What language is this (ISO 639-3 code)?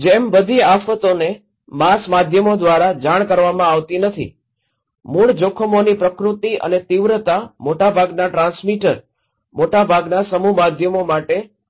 guj